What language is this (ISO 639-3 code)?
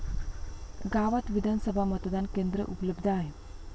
mar